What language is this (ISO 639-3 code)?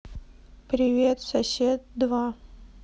rus